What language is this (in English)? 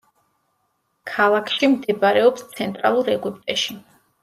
Georgian